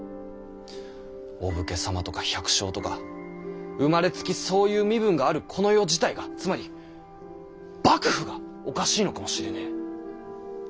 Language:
Japanese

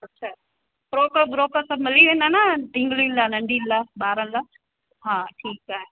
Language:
Sindhi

